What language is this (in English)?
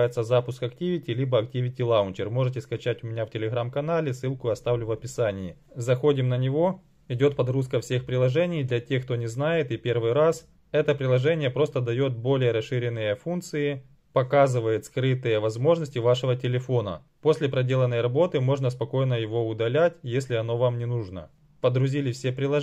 Russian